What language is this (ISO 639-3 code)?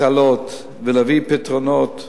heb